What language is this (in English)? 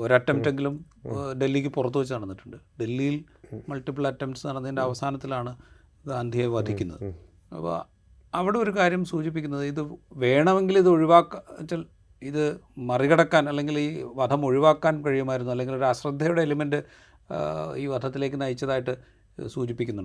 Malayalam